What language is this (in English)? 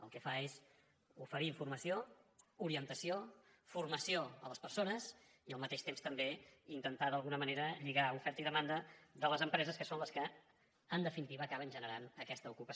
Catalan